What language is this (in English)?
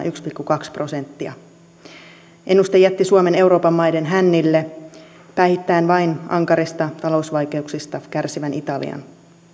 Finnish